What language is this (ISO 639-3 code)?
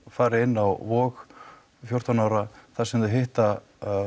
isl